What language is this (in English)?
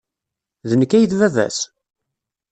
Kabyle